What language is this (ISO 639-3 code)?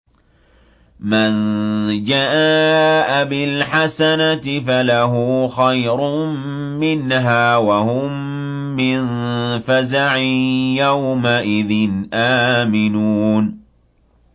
ara